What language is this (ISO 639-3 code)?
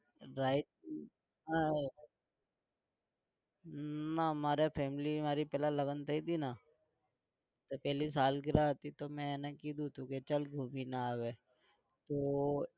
guj